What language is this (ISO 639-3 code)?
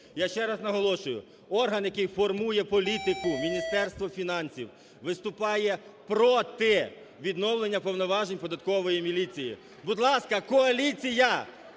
ukr